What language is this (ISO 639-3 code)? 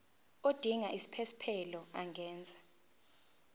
zul